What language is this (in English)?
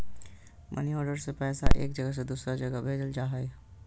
Magahi